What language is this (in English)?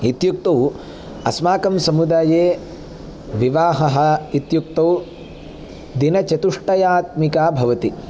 Sanskrit